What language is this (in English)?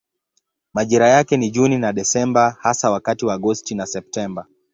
Swahili